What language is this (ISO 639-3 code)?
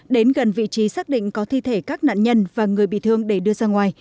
vie